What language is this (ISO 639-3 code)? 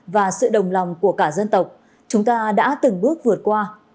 vie